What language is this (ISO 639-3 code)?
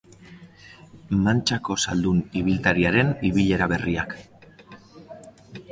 eus